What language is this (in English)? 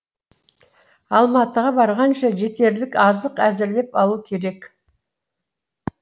Kazakh